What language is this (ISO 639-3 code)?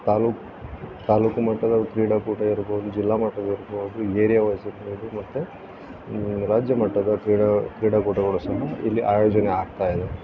kan